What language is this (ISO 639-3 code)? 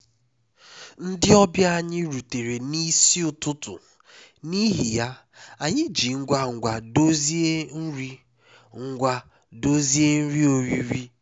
ibo